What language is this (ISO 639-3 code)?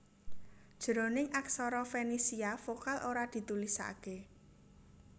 jav